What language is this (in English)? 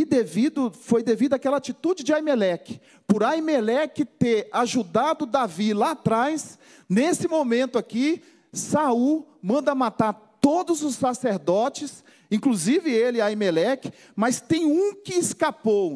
Portuguese